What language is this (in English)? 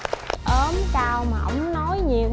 Vietnamese